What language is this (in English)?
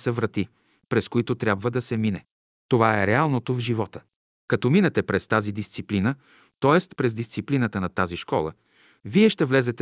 Bulgarian